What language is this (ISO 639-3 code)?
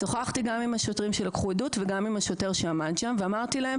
heb